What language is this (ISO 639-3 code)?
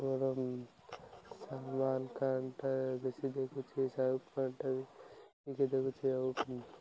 ori